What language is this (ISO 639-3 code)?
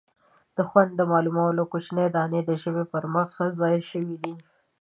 pus